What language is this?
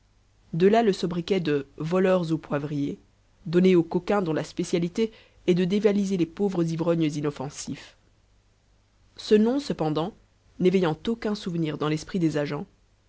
French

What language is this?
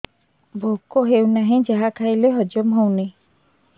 Odia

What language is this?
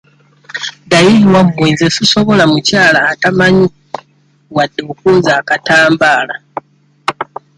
Ganda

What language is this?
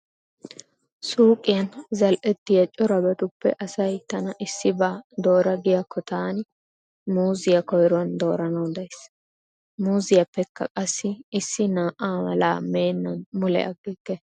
Wolaytta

